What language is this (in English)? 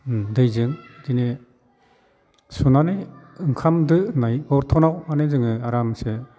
Bodo